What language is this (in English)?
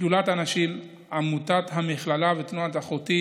Hebrew